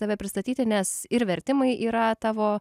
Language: Lithuanian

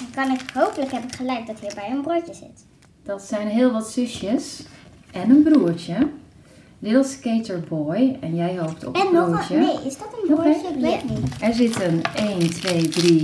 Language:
Dutch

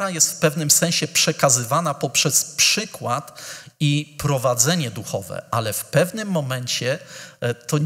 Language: Polish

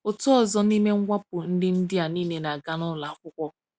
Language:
Igbo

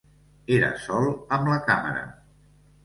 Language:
Catalan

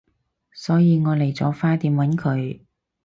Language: Cantonese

